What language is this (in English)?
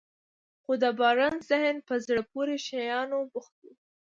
Pashto